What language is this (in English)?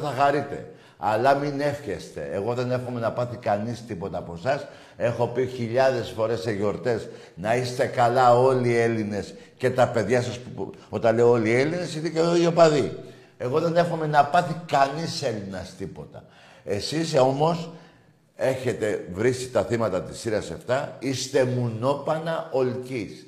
Greek